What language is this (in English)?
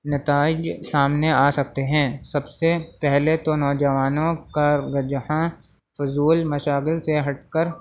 Urdu